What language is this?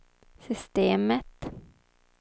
Swedish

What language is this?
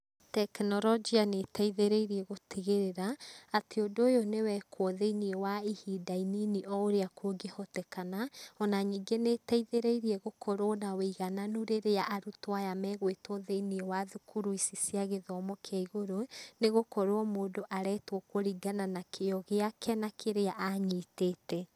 Kikuyu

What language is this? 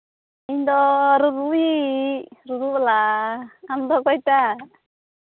Santali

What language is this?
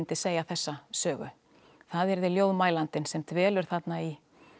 Icelandic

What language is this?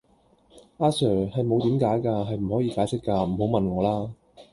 Cantonese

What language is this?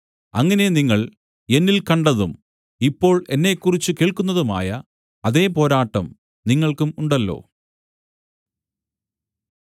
Malayalam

